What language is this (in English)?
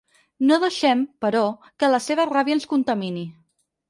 Catalan